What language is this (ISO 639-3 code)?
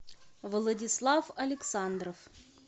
rus